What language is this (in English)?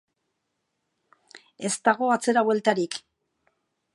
Basque